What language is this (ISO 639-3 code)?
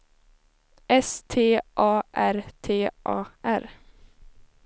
swe